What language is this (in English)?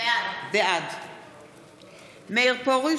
Hebrew